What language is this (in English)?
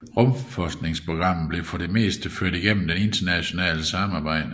Danish